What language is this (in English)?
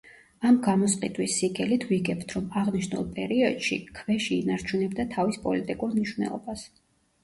Georgian